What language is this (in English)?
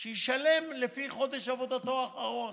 Hebrew